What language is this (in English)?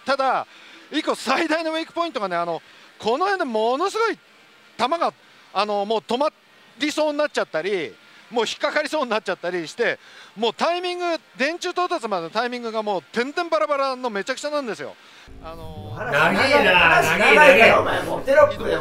Japanese